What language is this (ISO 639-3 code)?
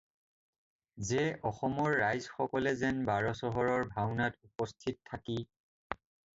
asm